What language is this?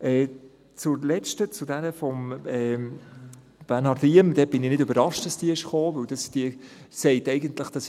Swiss German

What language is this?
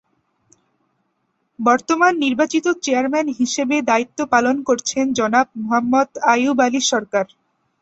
Bangla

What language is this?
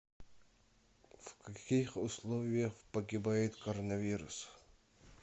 Russian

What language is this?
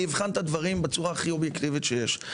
Hebrew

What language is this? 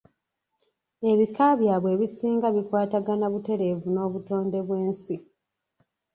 Ganda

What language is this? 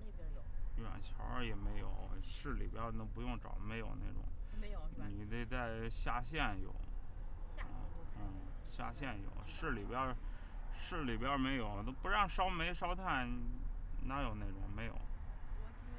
Chinese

